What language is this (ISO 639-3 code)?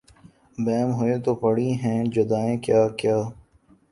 urd